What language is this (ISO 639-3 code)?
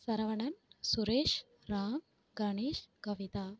tam